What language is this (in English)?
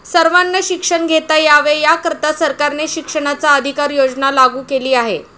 Marathi